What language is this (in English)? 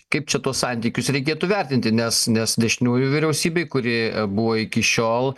Lithuanian